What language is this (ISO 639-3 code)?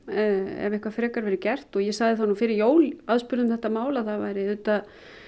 isl